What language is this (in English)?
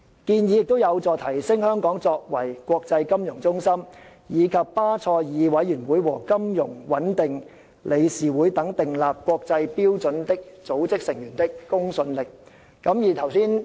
Cantonese